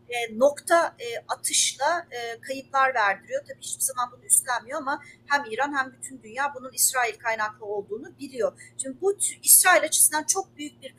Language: Turkish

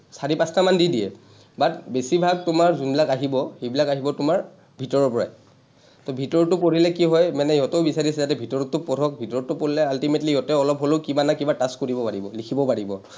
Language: Assamese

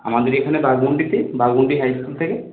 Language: Bangla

